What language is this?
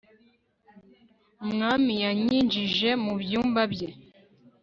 Kinyarwanda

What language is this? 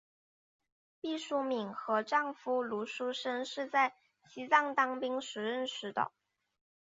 Chinese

